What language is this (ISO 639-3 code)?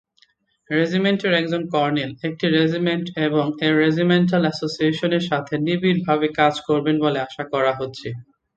ben